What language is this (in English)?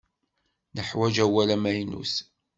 Kabyle